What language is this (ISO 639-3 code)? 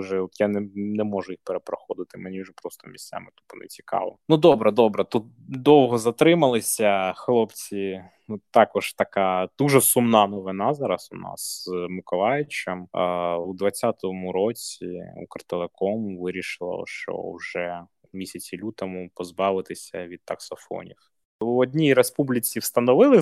ukr